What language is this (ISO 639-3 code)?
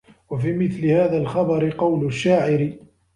ara